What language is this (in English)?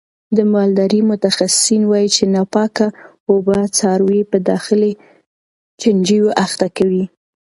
Pashto